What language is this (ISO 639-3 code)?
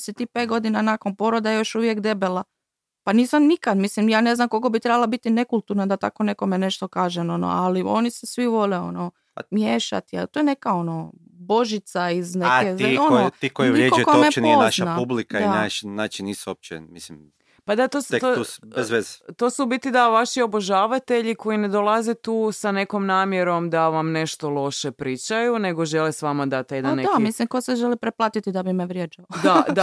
hrv